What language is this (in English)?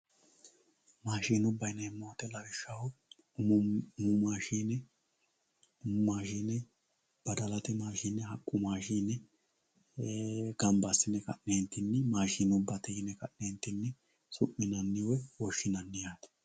Sidamo